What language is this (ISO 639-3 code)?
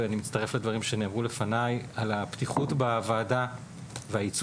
heb